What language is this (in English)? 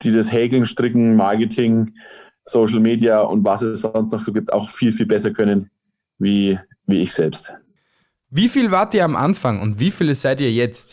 German